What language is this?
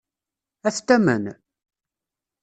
Kabyle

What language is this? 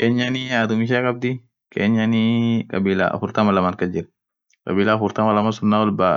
Orma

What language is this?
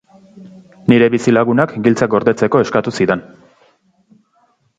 Basque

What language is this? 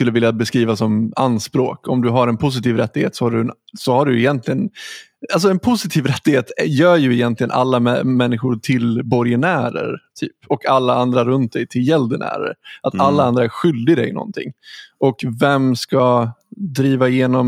Swedish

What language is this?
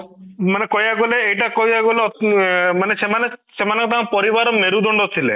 Odia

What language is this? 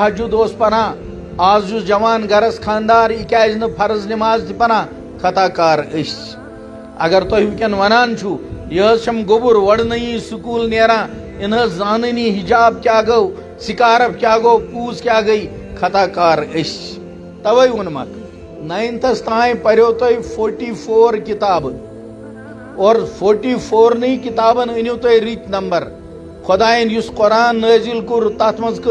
Romanian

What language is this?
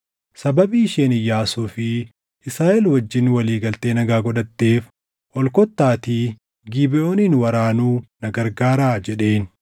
Oromo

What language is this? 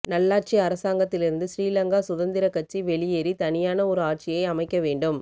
Tamil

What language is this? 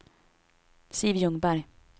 Swedish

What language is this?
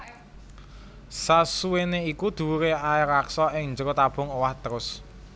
Javanese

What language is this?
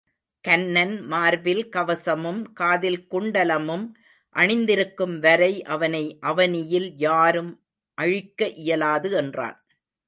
Tamil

